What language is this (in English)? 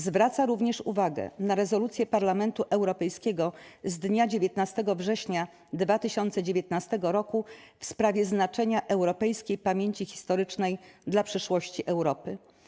Polish